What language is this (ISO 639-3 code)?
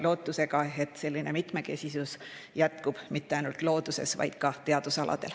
est